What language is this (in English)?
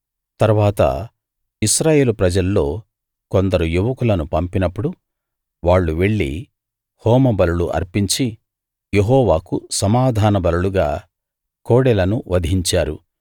Telugu